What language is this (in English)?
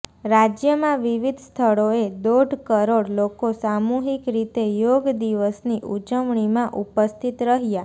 Gujarati